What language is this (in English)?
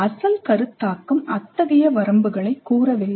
Tamil